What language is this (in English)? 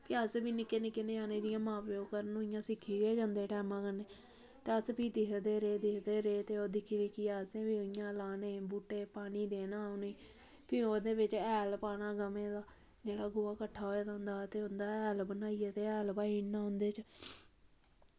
Dogri